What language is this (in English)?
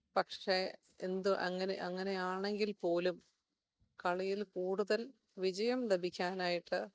Malayalam